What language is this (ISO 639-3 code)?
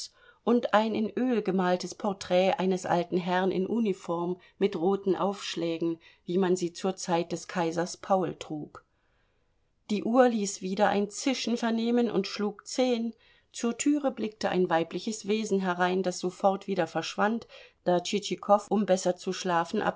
deu